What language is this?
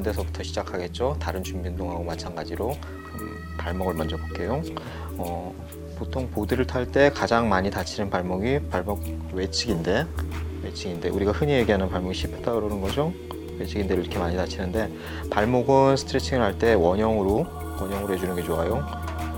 Korean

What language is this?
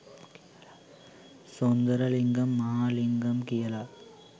Sinhala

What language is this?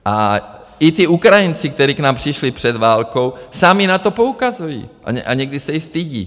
Czech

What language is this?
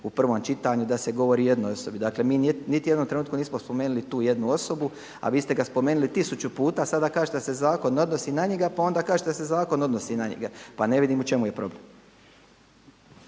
Croatian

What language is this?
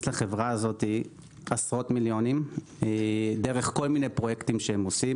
Hebrew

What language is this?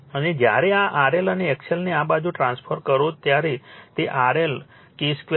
Gujarati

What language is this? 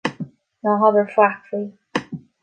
Irish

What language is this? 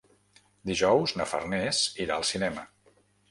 Catalan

